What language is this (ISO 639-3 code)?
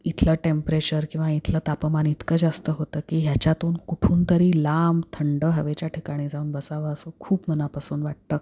mar